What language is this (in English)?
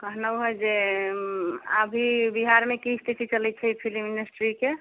Maithili